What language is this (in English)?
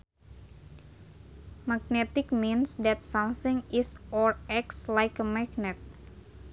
Sundanese